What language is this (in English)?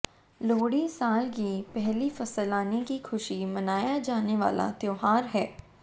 Hindi